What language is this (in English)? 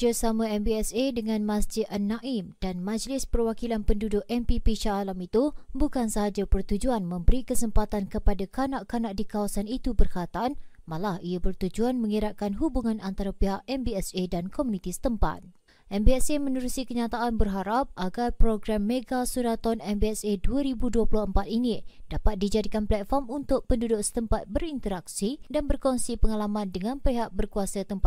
Malay